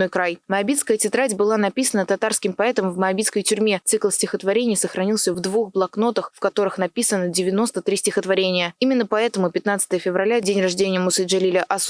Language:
Russian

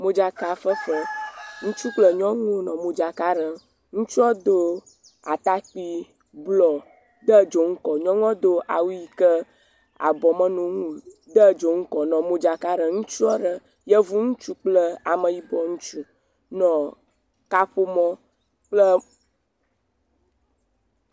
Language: Ewe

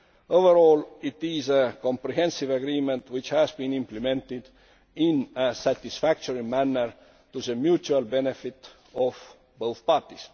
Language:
English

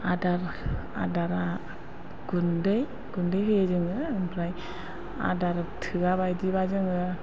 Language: Bodo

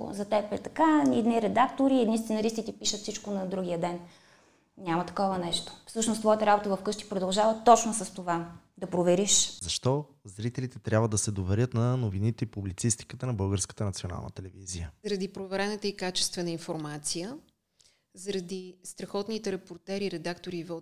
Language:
Bulgarian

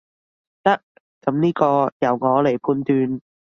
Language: Cantonese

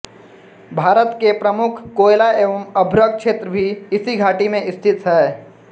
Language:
Hindi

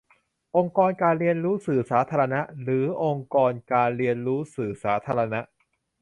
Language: Thai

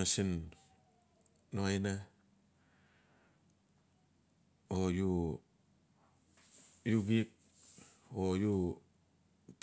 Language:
Notsi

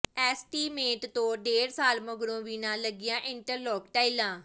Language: Punjabi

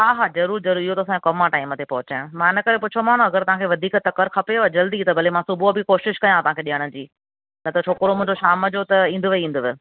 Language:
Sindhi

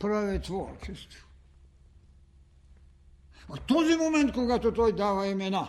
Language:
Bulgarian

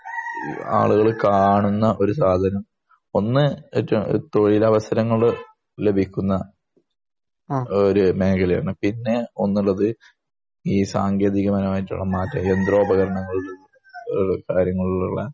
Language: Malayalam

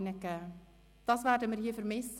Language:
Swiss German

